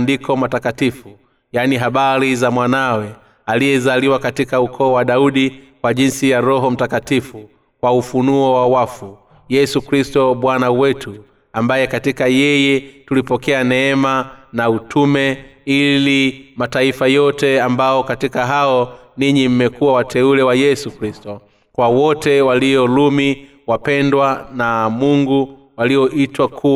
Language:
Swahili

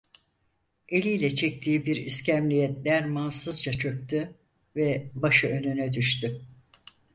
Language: Turkish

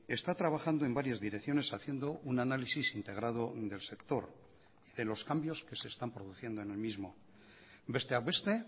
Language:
Spanish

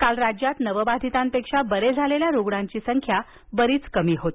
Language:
Marathi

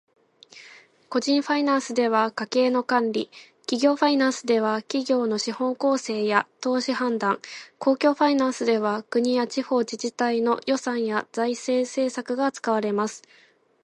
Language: Japanese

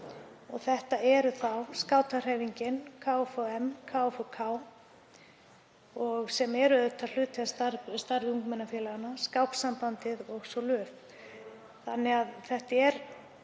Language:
Icelandic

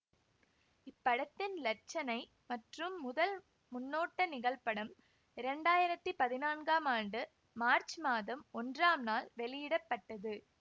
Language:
Tamil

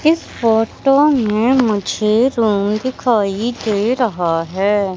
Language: Hindi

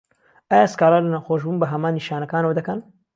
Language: Central Kurdish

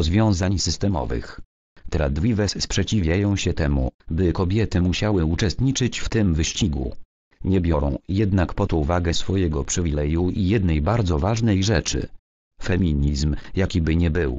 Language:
Polish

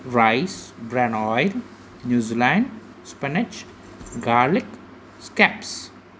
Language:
Sindhi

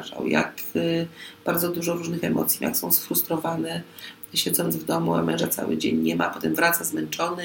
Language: Polish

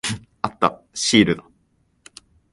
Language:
Japanese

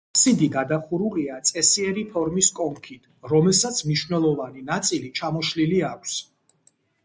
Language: Georgian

